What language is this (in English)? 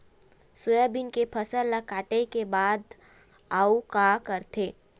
Chhattisgarhi